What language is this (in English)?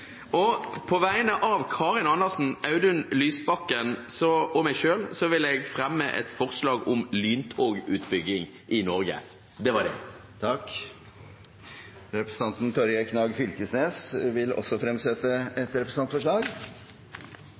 Norwegian